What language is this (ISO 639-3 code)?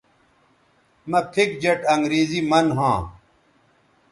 btv